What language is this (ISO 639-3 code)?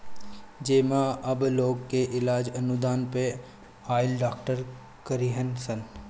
bho